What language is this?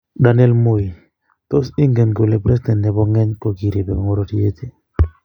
Kalenjin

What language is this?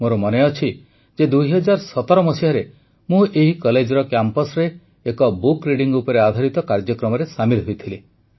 Odia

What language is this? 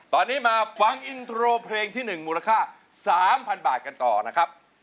Thai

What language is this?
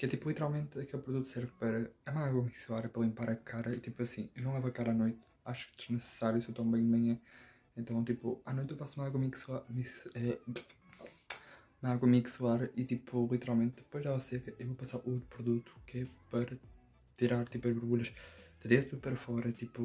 Portuguese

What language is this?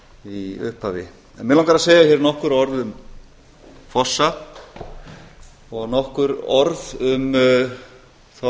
Icelandic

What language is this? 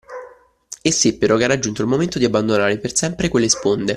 Italian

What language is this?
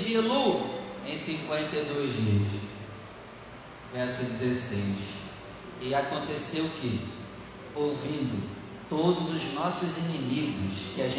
Portuguese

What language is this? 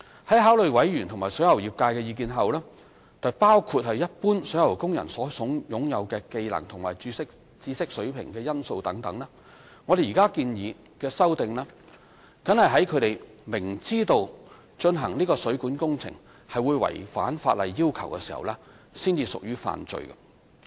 Cantonese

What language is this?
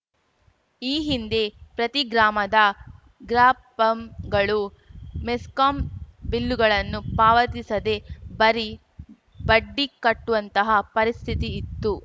Kannada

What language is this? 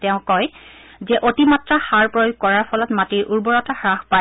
Assamese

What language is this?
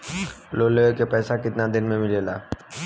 Bhojpuri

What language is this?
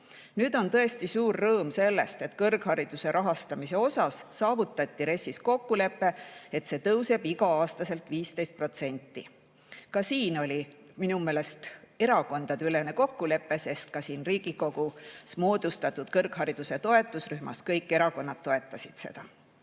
Estonian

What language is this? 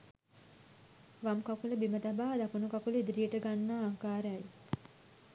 Sinhala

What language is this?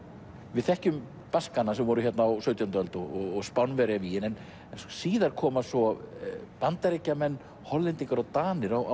Icelandic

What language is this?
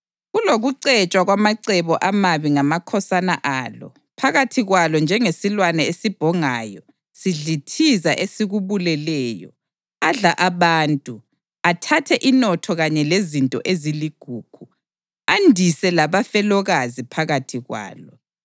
North Ndebele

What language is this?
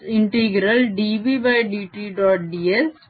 Marathi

